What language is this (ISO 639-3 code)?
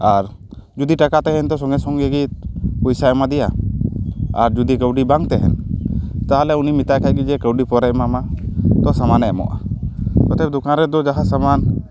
sat